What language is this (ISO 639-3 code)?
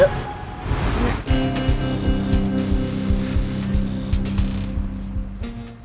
ind